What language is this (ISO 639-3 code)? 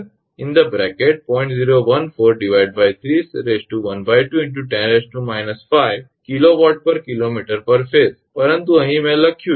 guj